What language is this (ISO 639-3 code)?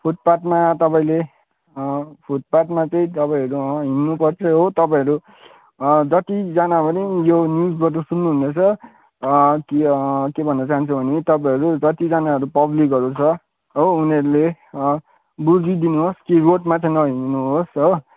nep